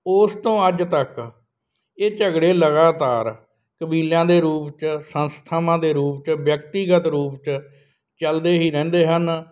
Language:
Punjabi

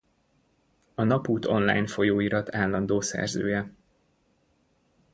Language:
Hungarian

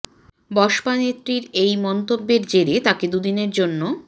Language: Bangla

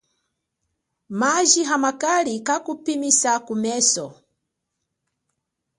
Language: Chokwe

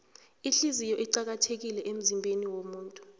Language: South Ndebele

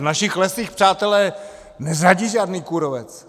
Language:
Czech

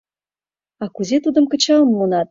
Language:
Mari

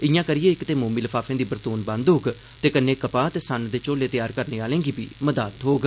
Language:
Dogri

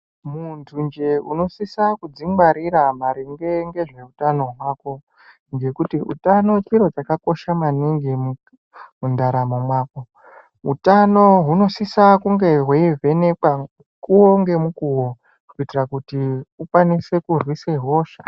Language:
Ndau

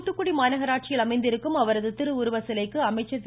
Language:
Tamil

